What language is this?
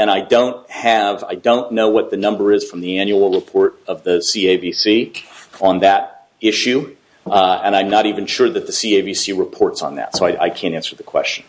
English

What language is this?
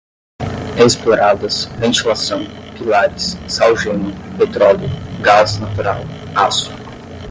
Portuguese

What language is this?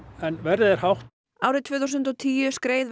Icelandic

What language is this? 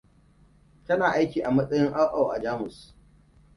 Hausa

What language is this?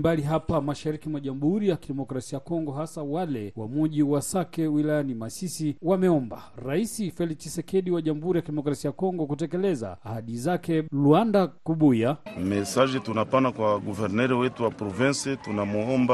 Swahili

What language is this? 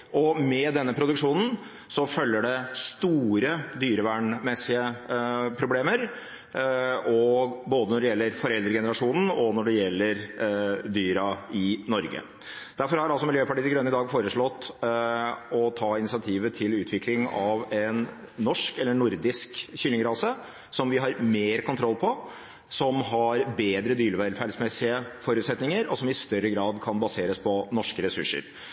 Norwegian Bokmål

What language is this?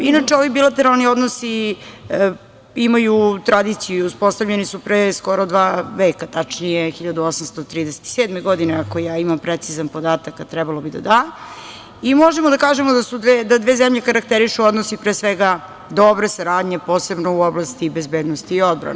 Serbian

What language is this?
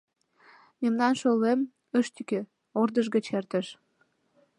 Mari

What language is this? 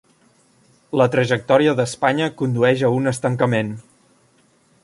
Catalan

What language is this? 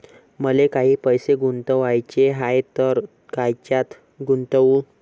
Marathi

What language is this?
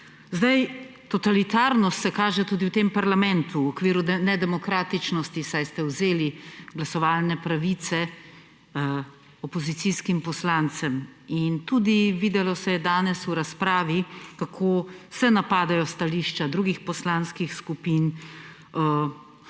Slovenian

